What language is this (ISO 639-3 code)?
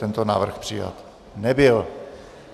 ces